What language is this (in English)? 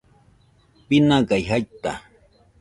Nüpode Huitoto